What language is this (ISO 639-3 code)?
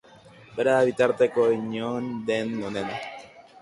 eus